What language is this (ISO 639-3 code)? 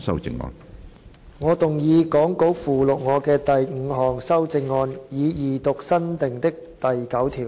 yue